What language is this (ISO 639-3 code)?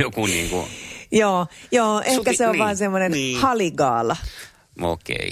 fin